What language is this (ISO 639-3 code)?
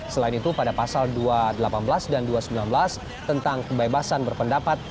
ind